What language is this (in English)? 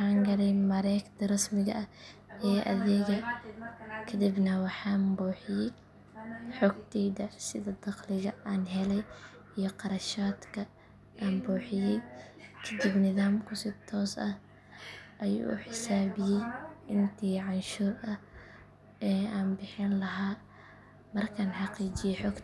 Somali